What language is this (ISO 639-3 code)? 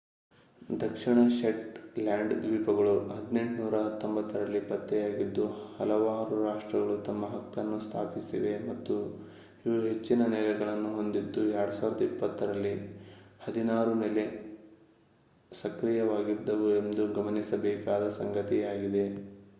kan